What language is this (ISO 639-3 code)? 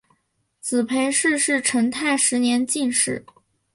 zho